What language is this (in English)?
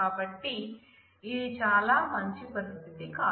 Telugu